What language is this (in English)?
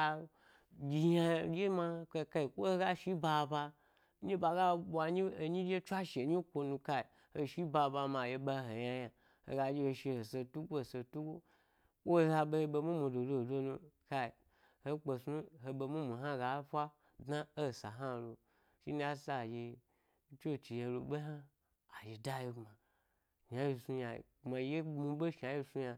Gbari